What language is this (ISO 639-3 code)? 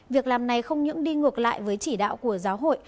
vie